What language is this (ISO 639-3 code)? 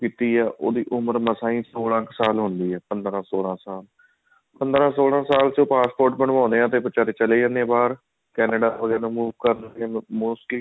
pan